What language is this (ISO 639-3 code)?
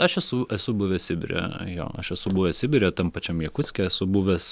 lit